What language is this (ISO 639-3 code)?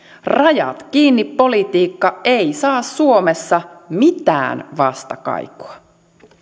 fin